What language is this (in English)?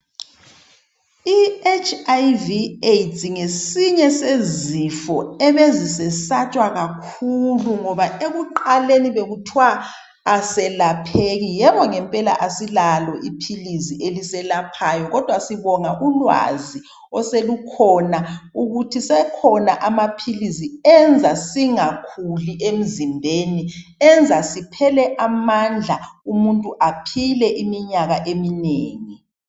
North Ndebele